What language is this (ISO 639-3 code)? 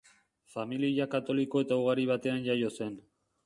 eus